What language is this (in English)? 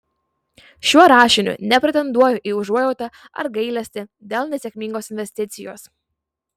Lithuanian